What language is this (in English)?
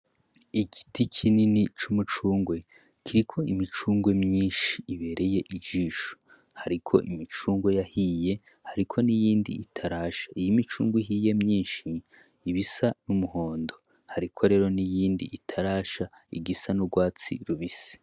Rundi